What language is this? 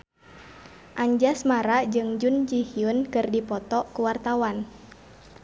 Sundanese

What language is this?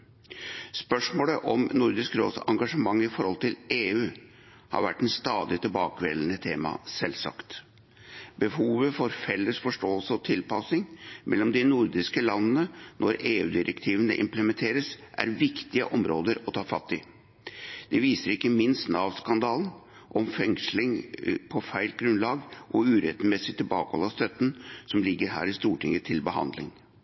Norwegian Bokmål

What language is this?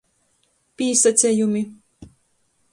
Latgalian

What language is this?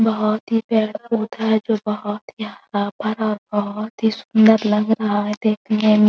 Hindi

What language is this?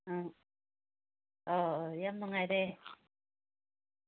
Manipuri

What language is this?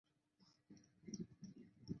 Chinese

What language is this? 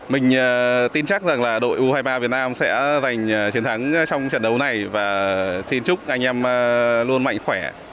Vietnamese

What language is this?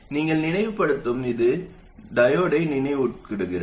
Tamil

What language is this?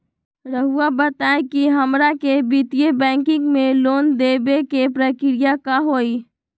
Magahi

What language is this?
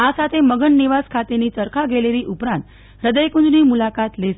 Gujarati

